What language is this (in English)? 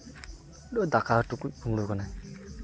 Santali